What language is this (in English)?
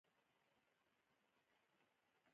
Pashto